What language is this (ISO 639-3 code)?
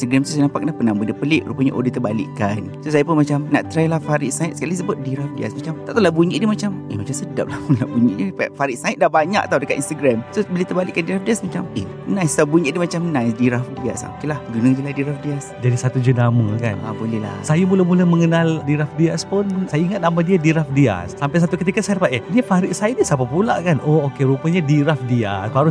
msa